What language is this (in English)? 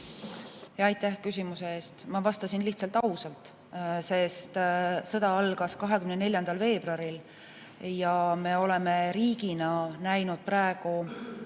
Estonian